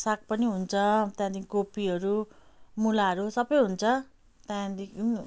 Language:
Nepali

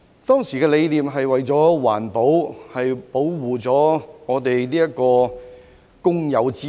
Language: Cantonese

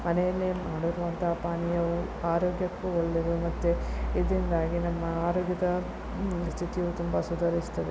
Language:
Kannada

